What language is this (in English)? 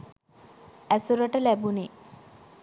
Sinhala